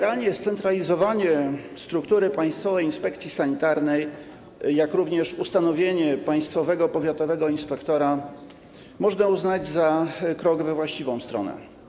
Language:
Polish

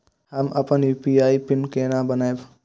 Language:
Maithili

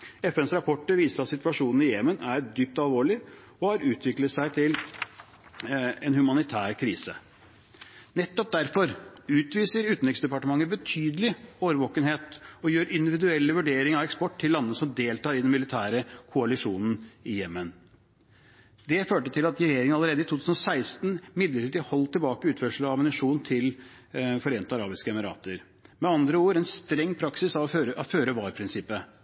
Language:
Norwegian Bokmål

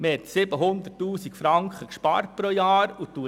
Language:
Swiss German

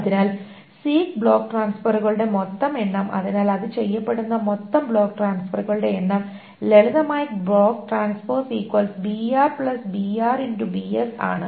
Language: Malayalam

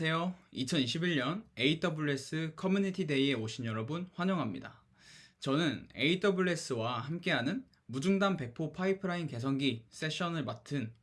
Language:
Korean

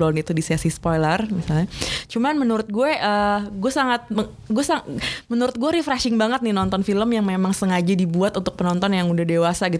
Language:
Indonesian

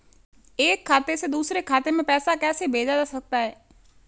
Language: Hindi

